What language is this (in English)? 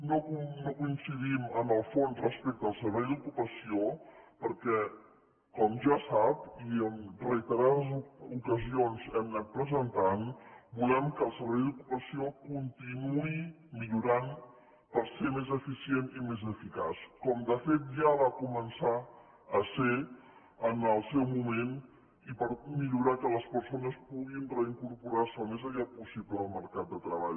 Catalan